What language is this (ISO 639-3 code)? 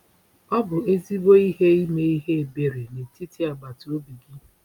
ibo